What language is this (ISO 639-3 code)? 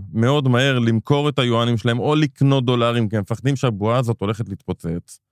heb